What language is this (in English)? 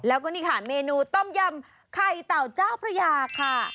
Thai